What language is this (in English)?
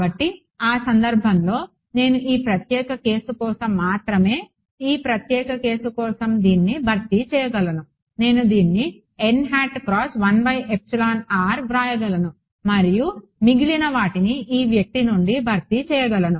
Telugu